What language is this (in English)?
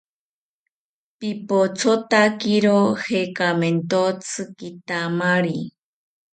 South Ucayali Ashéninka